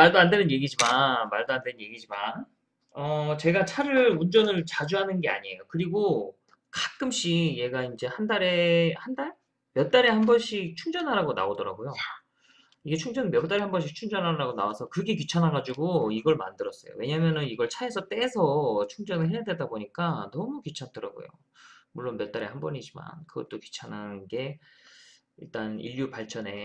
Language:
Korean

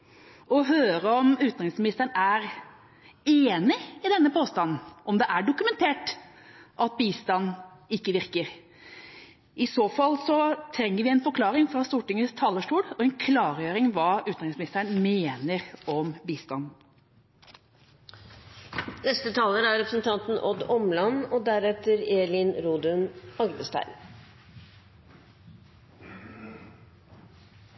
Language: Norwegian Bokmål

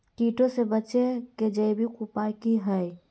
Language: Magahi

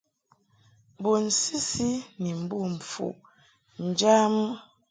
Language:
Mungaka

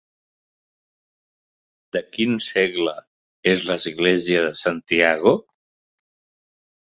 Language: Catalan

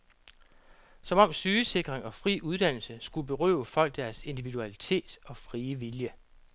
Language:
Danish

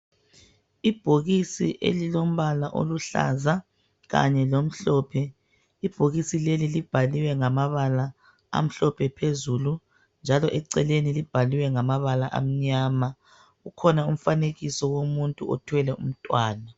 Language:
North Ndebele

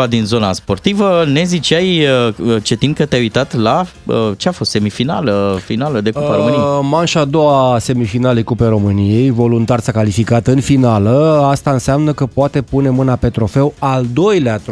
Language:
Romanian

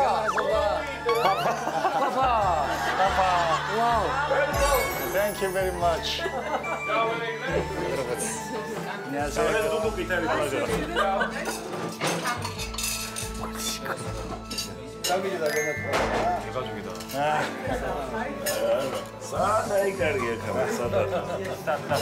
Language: Korean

